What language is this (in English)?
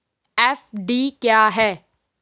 Hindi